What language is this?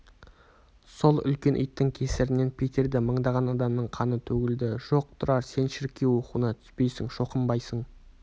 Kazakh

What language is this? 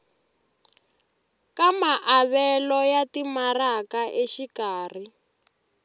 Tsonga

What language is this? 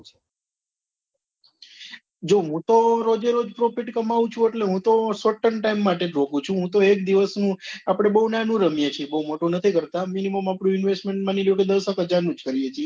Gujarati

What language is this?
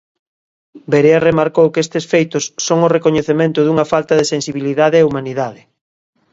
Galician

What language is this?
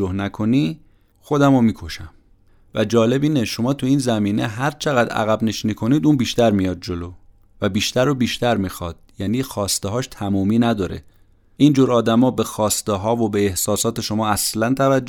Persian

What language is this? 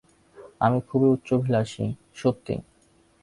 Bangla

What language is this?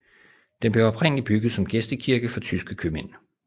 Danish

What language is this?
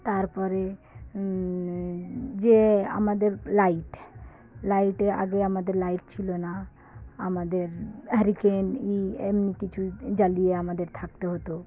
Bangla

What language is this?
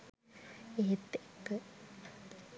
Sinhala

